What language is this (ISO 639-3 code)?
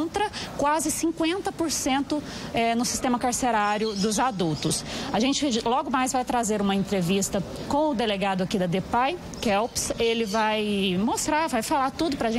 por